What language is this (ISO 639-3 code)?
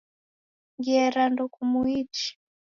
dav